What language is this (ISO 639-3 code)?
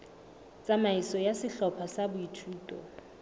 sot